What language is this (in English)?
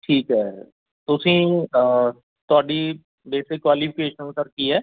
Punjabi